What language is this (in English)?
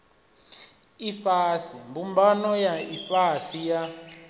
Venda